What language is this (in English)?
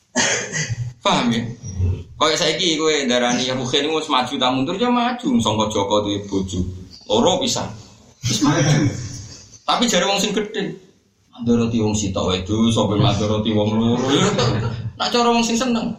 Malay